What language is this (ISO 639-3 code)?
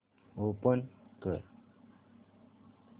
mar